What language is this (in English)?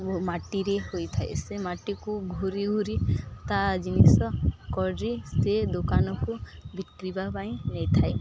Odia